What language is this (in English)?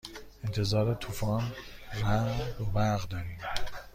Persian